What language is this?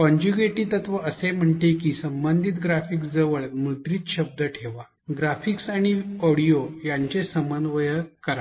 Marathi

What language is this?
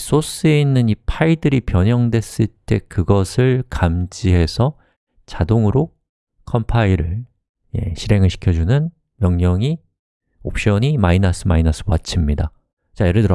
Korean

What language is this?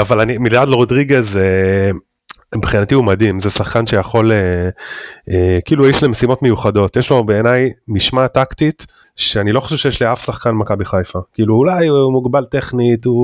Hebrew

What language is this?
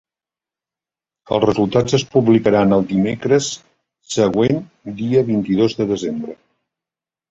Catalan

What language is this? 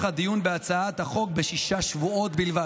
Hebrew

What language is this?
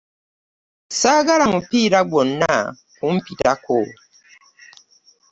Ganda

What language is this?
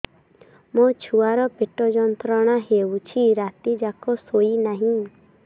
Odia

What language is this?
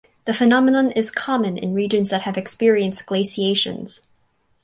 English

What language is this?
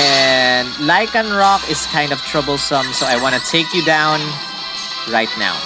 English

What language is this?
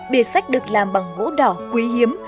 Vietnamese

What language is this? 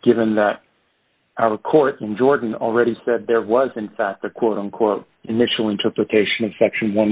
English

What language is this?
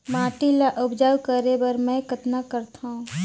Chhattisgarhi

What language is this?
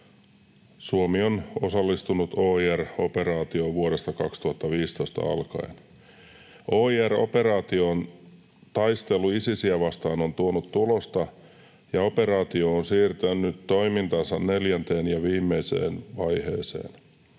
Finnish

